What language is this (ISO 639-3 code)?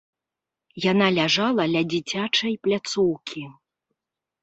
bel